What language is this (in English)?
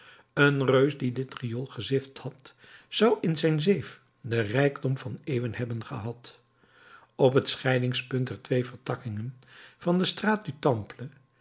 Dutch